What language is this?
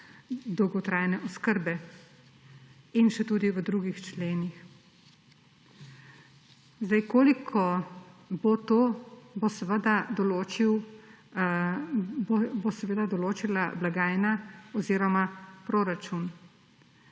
Slovenian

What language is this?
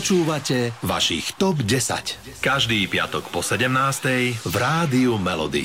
Slovak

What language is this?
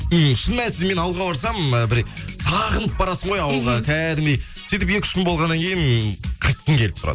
Kazakh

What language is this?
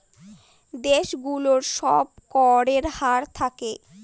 Bangla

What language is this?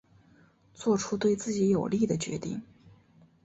Chinese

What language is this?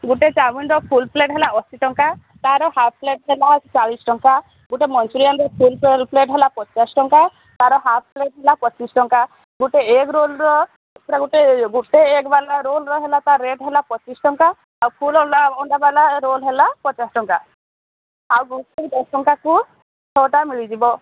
Odia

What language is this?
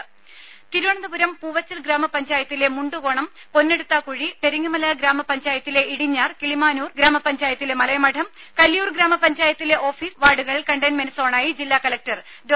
Malayalam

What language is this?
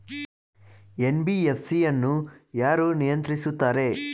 Kannada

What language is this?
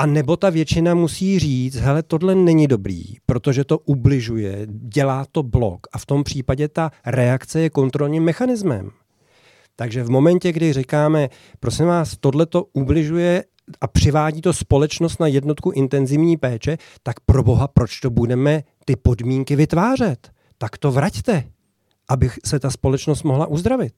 Czech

